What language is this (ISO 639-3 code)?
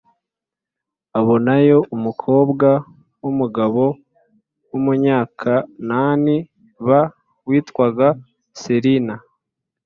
kin